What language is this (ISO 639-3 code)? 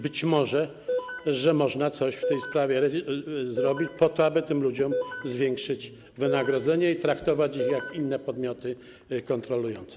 pol